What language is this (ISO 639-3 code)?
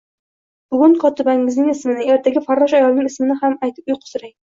uzb